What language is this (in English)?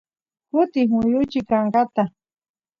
Santiago del Estero Quichua